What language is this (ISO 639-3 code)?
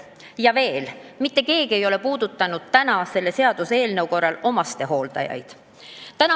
est